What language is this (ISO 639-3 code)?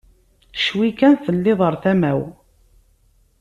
kab